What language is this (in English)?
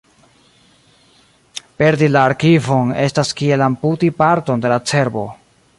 Esperanto